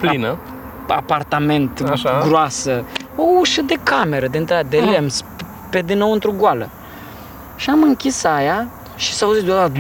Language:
Romanian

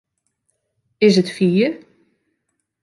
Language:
Western Frisian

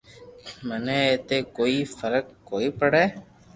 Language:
Loarki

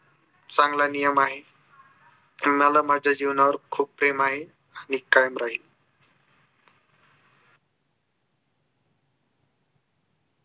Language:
Marathi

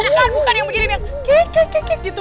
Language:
Indonesian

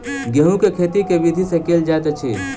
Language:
Maithili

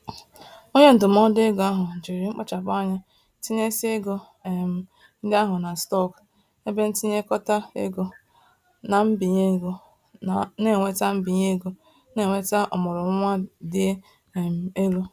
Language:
Igbo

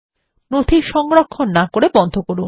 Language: Bangla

